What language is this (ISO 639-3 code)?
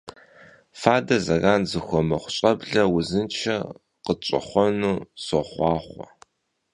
kbd